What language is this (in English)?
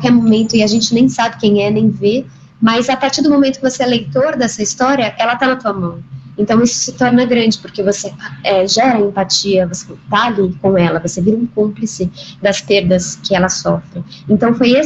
Portuguese